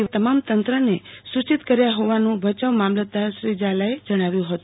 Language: Gujarati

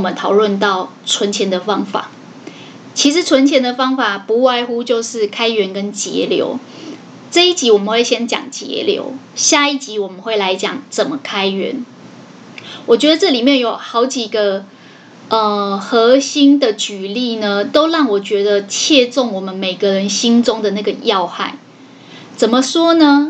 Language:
Chinese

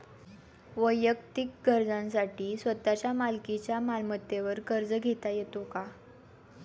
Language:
Marathi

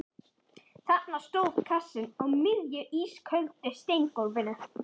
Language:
Icelandic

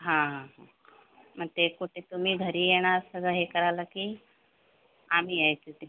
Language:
Marathi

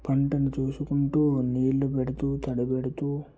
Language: Telugu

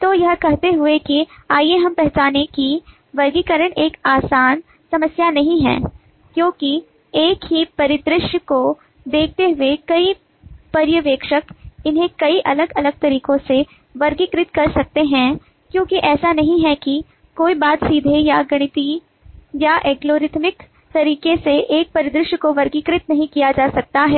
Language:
Hindi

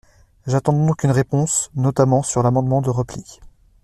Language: French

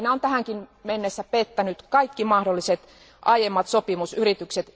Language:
Finnish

